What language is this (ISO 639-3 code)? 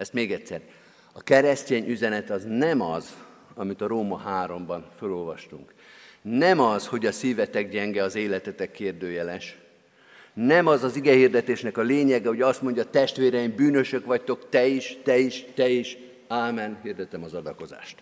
hun